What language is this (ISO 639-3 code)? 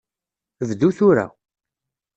kab